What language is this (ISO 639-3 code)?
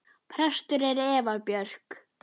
isl